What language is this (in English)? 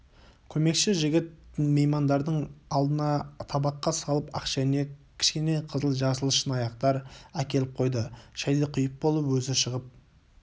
Kazakh